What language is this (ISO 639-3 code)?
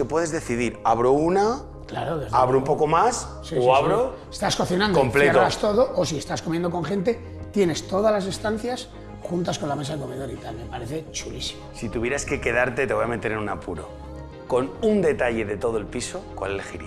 spa